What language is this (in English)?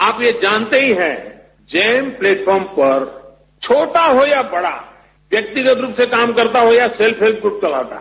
Hindi